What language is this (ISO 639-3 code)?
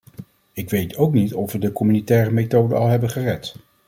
nld